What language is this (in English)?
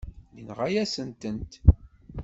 Kabyle